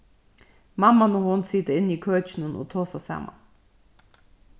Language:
Faroese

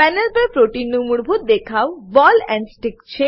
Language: Gujarati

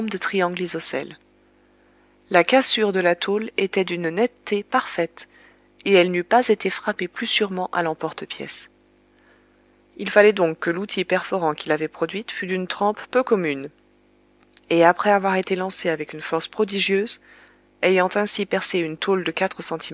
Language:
French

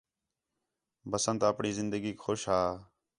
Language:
Khetrani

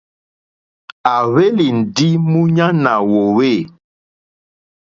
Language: Mokpwe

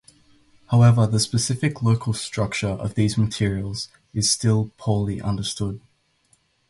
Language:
English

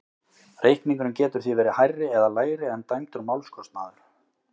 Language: Icelandic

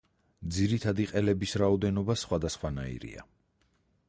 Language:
Georgian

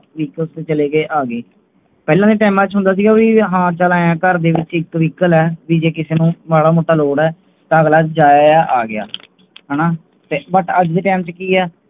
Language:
Punjabi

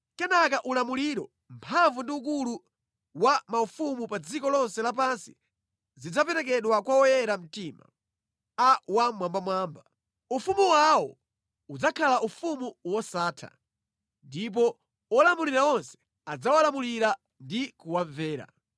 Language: Nyanja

